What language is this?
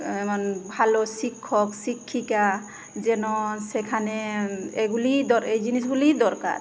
Bangla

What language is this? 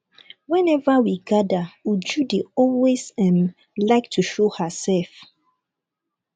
Nigerian Pidgin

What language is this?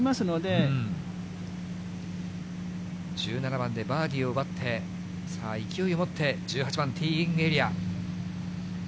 Japanese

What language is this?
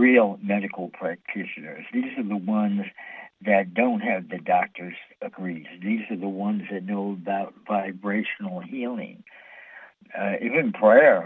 English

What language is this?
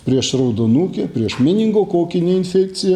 Lithuanian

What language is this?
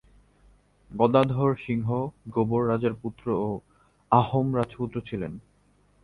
Bangla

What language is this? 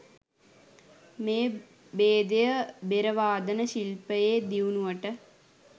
Sinhala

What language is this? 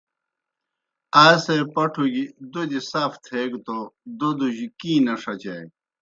Kohistani Shina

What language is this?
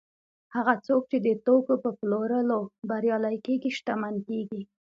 Pashto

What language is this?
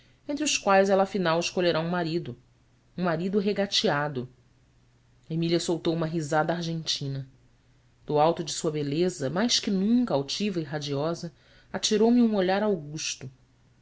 Portuguese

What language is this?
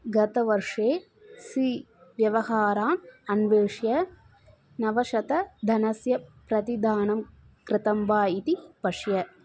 Sanskrit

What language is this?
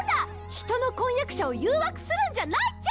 Japanese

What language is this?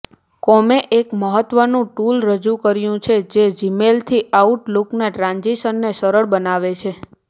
Gujarati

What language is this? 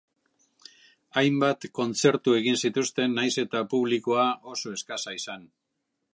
Basque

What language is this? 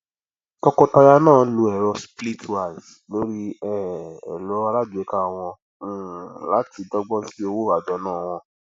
Yoruba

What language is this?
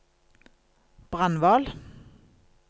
Norwegian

